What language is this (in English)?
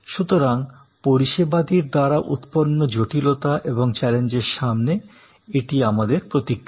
Bangla